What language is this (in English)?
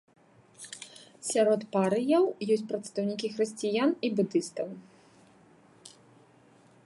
Belarusian